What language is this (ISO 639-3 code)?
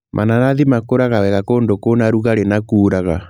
kik